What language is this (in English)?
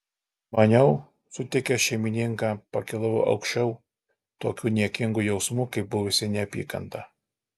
Lithuanian